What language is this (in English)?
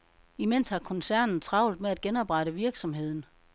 Danish